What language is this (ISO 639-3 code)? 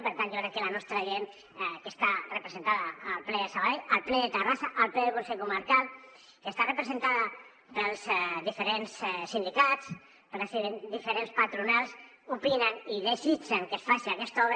cat